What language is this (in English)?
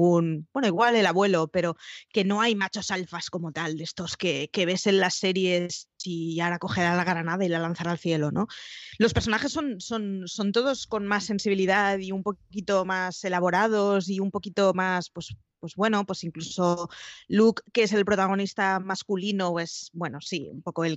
Spanish